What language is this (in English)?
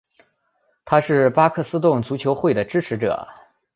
Chinese